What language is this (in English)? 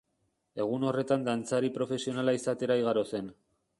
Basque